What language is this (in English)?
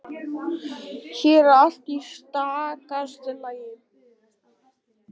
Icelandic